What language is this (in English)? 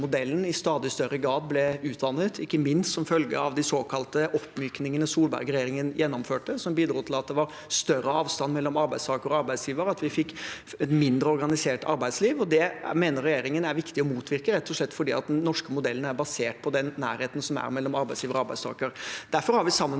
Norwegian